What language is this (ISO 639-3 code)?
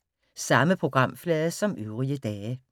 dan